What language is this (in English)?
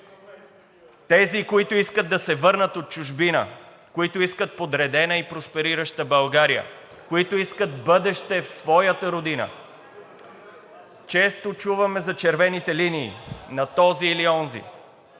Bulgarian